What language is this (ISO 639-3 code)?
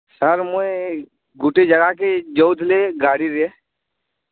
ori